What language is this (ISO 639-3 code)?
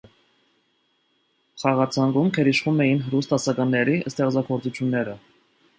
hye